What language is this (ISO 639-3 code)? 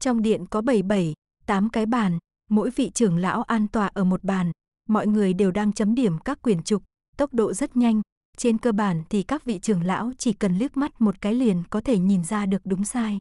vie